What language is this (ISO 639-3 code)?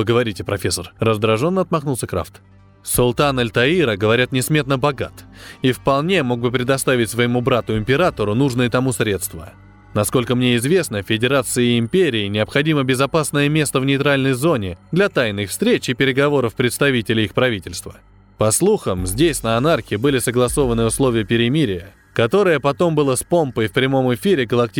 rus